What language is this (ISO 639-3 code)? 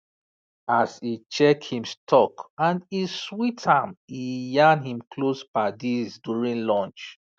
pcm